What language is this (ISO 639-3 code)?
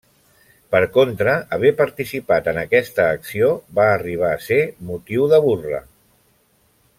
cat